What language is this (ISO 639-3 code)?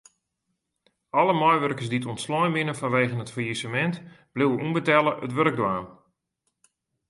fry